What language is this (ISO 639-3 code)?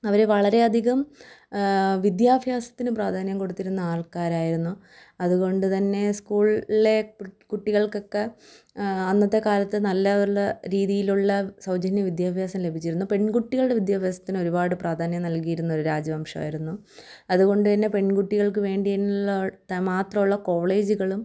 mal